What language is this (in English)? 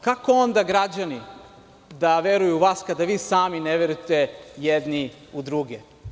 Serbian